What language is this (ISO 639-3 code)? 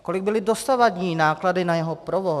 ces